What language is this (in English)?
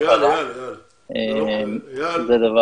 Hebrew